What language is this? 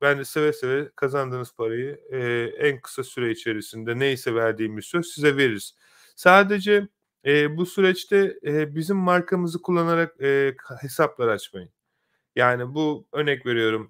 Turkish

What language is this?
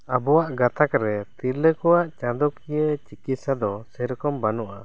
Santali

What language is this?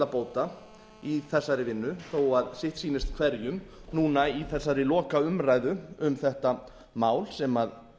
Icelandic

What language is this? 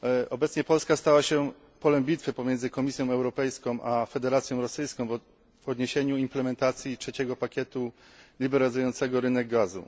Polish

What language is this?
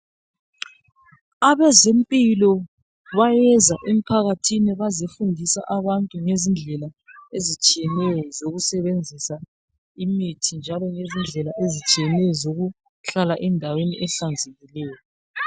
North Ndebele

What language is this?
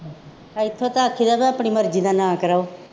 Punjabi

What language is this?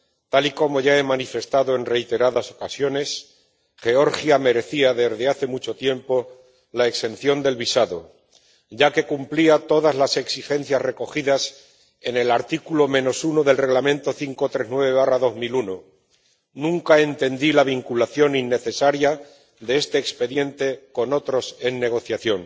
Spanish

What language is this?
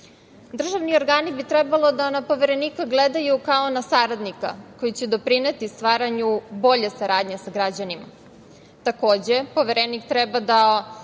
Serbian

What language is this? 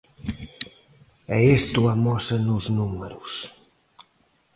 Galician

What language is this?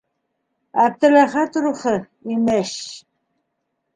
Bashkir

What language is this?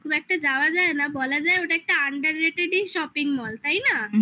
Bangla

